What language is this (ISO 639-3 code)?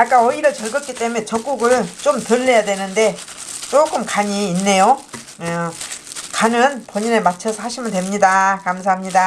kor